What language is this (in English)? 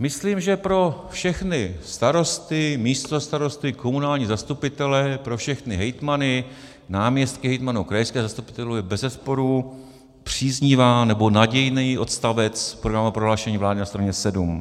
Czech